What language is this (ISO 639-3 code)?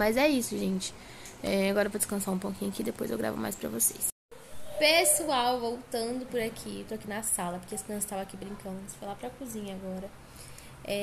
por